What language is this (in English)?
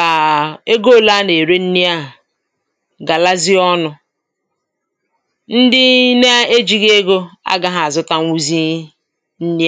Igbo